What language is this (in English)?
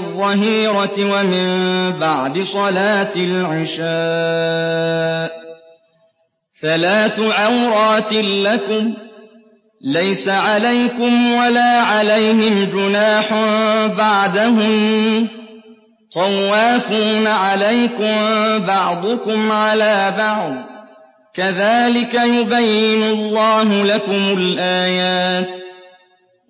Arabic